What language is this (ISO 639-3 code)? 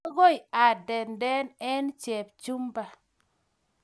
kln